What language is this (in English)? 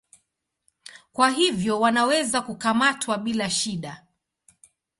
Swahili